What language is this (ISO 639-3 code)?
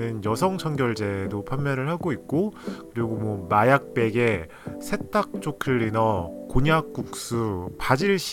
kor